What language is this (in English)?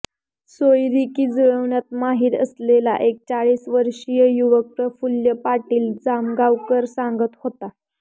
Marathi